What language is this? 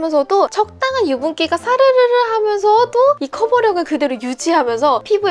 Korean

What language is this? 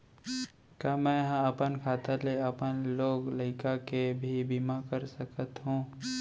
Chhattisgarhi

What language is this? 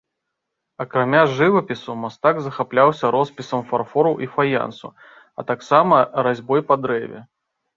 Belarusian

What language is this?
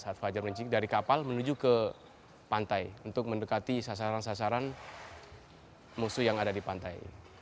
Indonesian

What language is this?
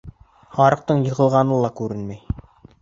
Bashkir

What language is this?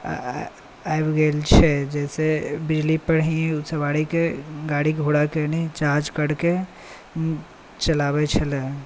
Maithili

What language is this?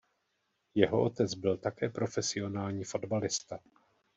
Czech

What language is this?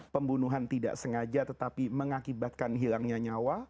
Indonesian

